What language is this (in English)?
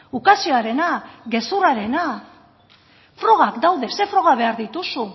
Basque